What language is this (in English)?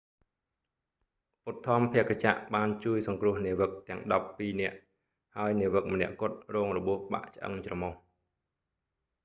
Khmer